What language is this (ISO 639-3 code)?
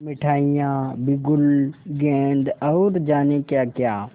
hin